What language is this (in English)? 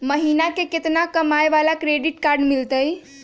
Magahi